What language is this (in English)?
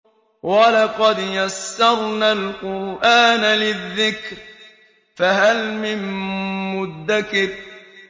Arabic